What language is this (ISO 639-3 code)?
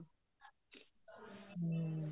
pan